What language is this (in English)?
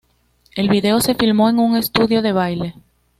Spanish